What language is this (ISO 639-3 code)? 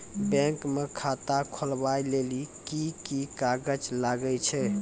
mai